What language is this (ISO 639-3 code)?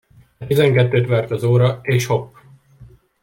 hun